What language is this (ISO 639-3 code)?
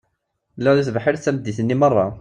kab